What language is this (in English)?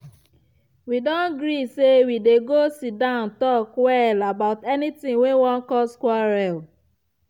Nigerian Pidgin